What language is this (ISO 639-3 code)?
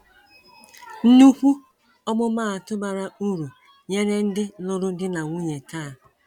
ibo